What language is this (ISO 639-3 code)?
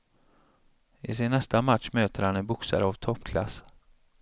swe